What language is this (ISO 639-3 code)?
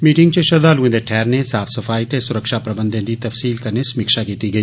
doi